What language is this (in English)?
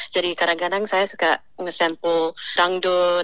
Indonesian